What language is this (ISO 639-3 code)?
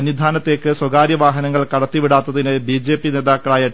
mal